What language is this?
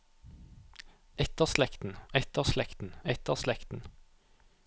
Norwegian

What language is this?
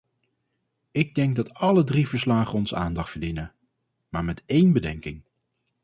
Dutch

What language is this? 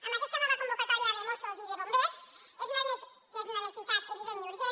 Catalan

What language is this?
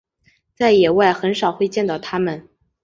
Chinese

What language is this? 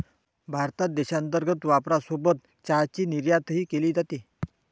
Marathi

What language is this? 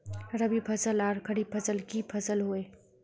Magahi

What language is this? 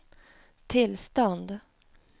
Swedish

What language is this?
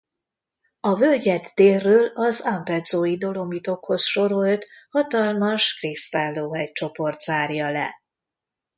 Hungarian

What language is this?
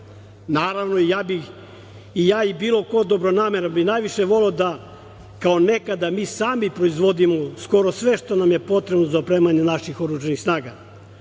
Serbian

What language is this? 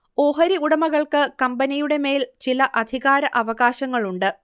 Malayalam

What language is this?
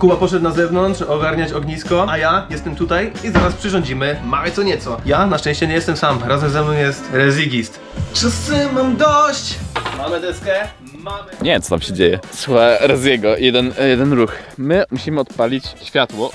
Polish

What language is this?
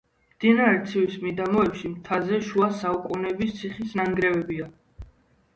Georgian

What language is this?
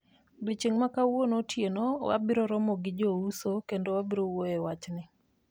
Luo (Kenya and Tanzania)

